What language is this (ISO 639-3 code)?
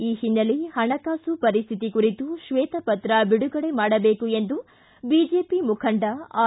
kan